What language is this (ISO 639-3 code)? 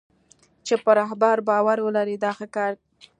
pus